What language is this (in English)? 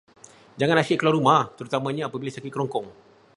Malay